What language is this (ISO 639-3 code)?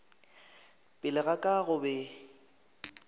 nso